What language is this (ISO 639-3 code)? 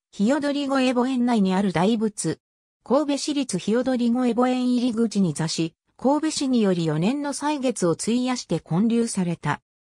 jpn